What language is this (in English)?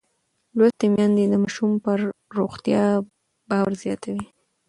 Pashto